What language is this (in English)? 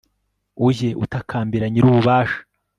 Kinyarwanda